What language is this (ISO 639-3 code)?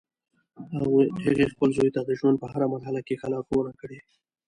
pus